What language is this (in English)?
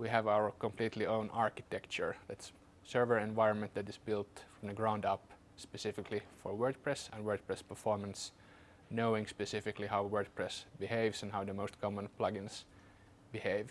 English